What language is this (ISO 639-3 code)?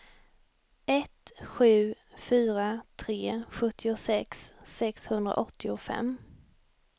swe